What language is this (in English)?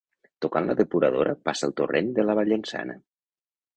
Catalan